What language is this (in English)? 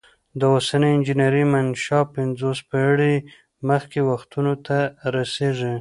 Pashto